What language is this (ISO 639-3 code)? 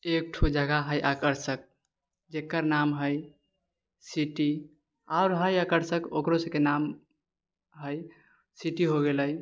mai